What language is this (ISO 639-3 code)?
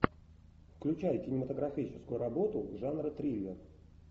rus